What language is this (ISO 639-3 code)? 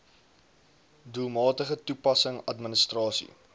afr